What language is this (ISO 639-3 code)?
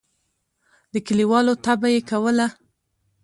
pus